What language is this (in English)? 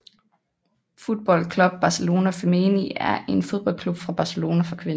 Danish